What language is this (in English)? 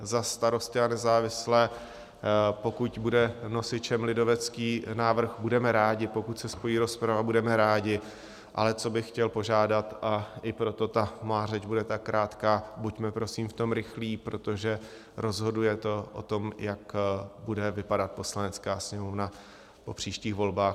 Czech